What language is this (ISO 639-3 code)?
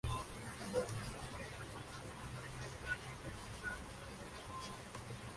spa